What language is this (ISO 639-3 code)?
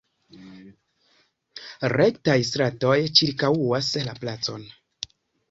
epo